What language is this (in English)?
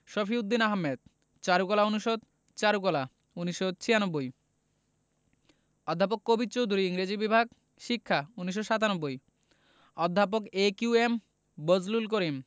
Bangla